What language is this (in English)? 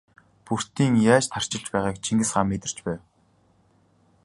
Mongolian